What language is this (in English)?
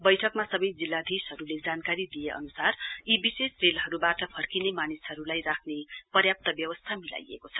Nepali